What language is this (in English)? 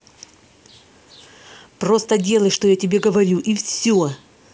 Russian